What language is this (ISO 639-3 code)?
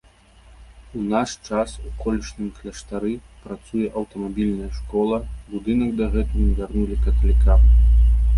bel